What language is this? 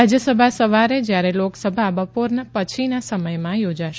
Gujarati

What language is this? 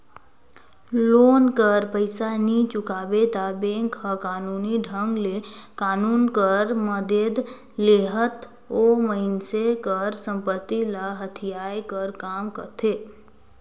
Chhattisgarhi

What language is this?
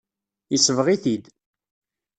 Kabyle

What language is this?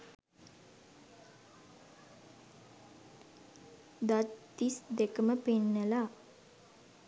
Sinhala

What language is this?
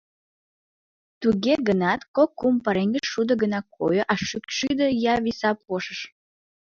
Mari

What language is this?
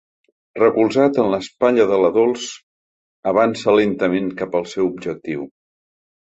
Catalan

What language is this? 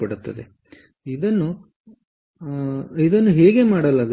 Kannada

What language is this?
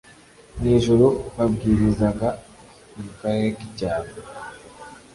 Kinyarwanda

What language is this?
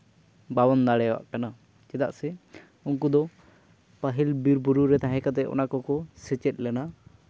Santali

